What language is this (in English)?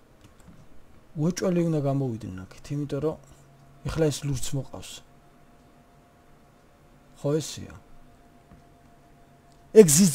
Korean